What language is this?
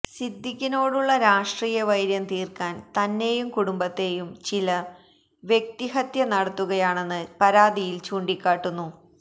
Malayalam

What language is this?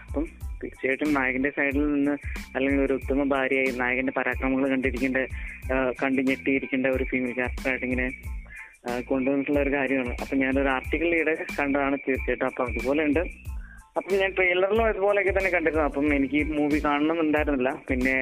Malayalam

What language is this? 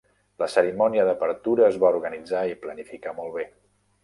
Catalan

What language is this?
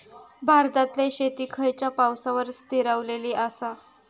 Marathi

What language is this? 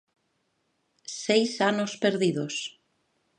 Galician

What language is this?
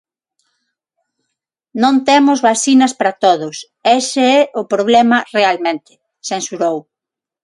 Galician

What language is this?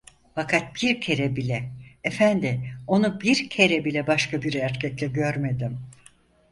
Turkish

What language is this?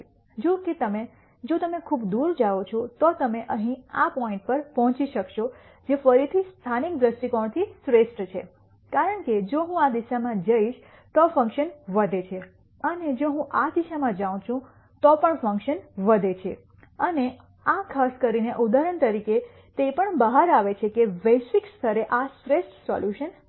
Gujarati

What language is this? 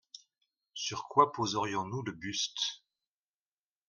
French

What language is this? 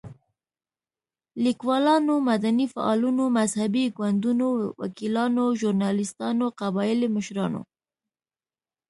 Pashto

